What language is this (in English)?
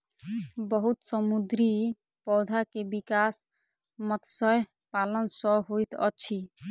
Maithili